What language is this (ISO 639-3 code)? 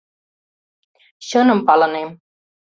chm